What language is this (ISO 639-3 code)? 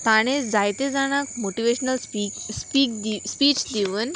kok